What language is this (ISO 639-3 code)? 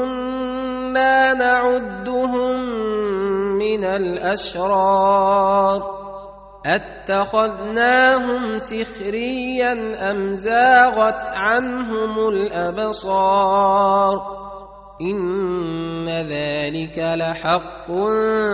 ara